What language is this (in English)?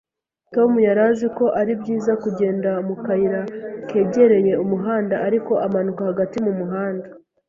Kinyarwanda